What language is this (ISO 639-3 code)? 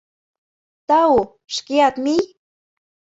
chm